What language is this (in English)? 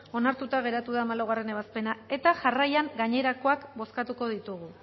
Basque